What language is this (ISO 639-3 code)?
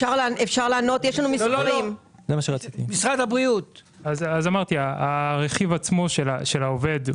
heb